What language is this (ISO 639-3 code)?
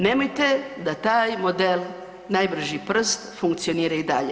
hrv